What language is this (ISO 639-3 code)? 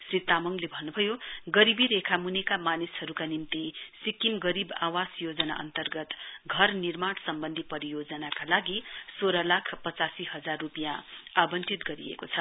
nep